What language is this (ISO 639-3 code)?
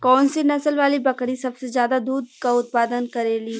bho